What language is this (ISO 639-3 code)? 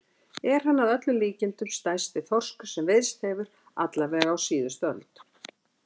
isl